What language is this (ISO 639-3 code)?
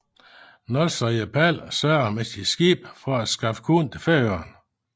dan